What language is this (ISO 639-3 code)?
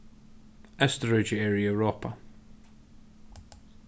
fao